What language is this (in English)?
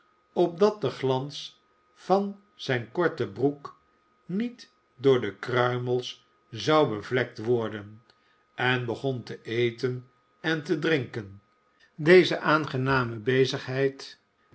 Dutch